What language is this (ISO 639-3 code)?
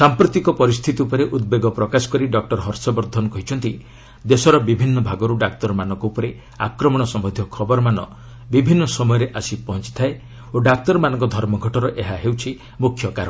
ori